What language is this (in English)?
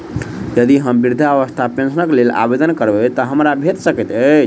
Maithili